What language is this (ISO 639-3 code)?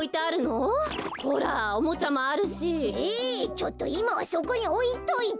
jpn